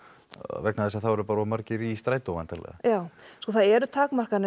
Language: Icelandic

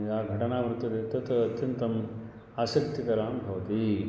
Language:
Sanskrit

